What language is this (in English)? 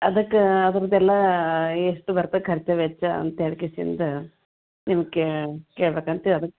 Kannada